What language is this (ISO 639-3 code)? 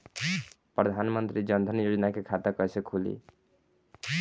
bho